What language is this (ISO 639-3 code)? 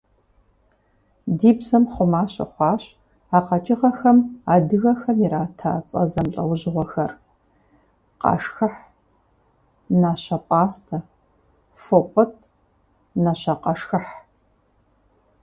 kbd